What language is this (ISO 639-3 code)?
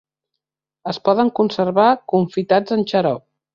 cat